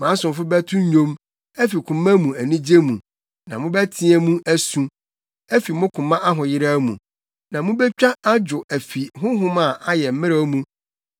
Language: Akan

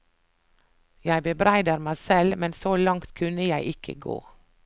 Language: Norwegian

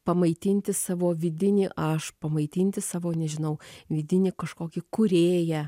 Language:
Lithuanian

